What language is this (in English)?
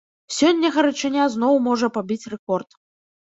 Belarusian